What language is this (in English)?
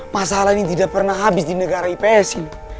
Indonesian